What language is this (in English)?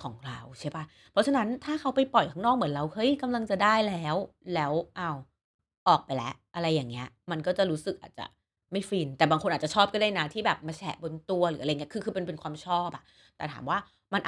Thai